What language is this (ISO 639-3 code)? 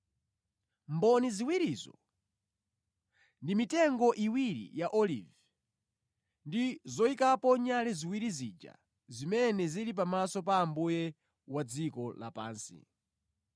nya